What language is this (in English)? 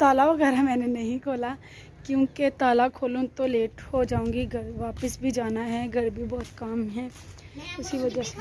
Hindi